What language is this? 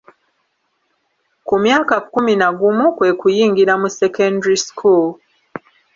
Ganda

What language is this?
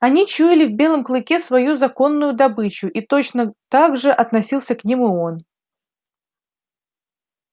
Russian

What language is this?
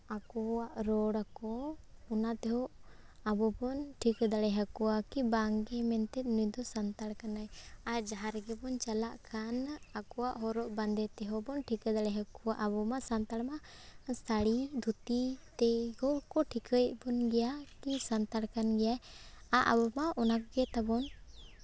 Santali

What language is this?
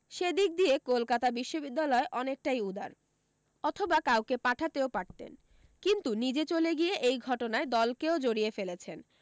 Bangla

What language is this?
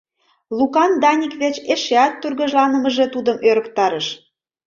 Mari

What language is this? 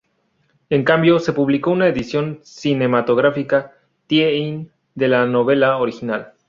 Spanish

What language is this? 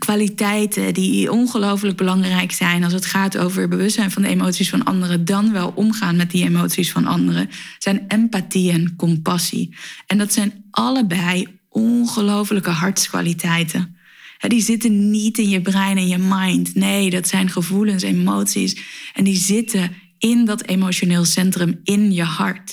Dutch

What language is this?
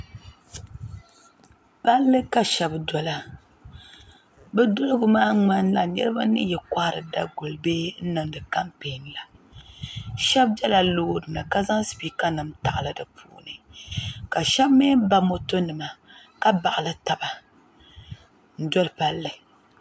Dagbani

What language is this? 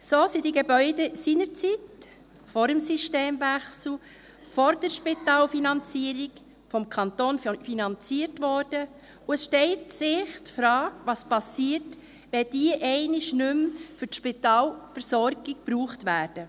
Swiss German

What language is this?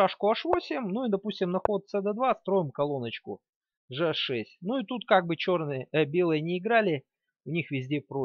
Russian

